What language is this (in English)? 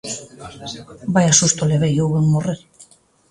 Galician